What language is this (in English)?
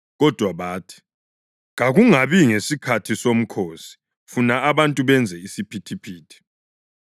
North Ndebele